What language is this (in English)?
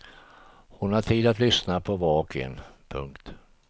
Swedish